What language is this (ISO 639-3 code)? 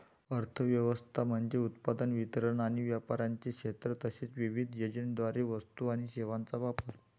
mar